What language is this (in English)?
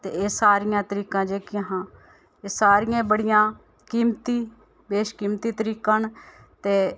Dogri